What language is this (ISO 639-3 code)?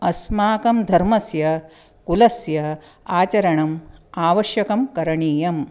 san